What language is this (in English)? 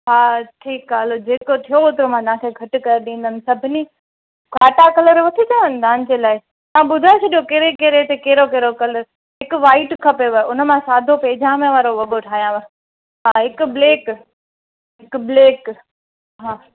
Sindhi